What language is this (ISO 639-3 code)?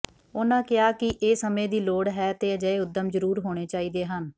pan